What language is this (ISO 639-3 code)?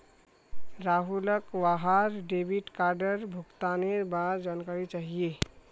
mag